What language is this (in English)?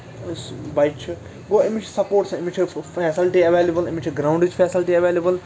Kashmiri